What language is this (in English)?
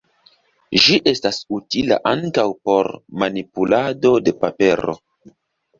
Esperanto